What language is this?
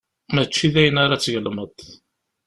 Kabyle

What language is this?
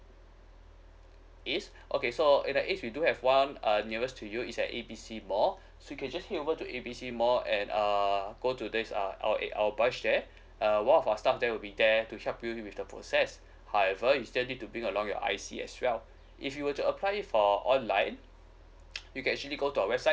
English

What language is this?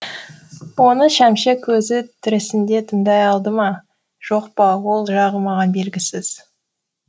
Kazakh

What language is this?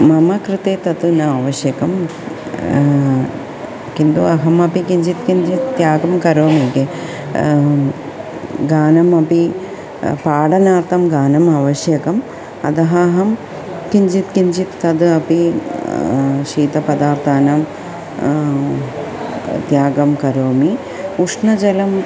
Sanskrit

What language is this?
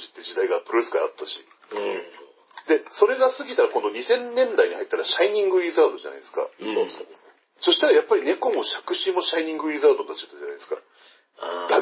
Japanese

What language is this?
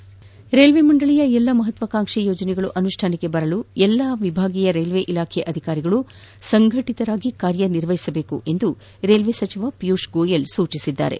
Kannada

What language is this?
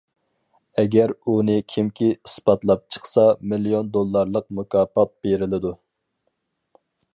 Uyghur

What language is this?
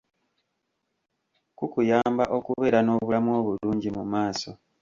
Ganda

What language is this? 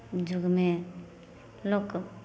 Maithili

